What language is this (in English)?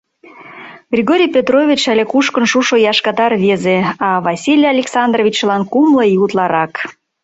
Mari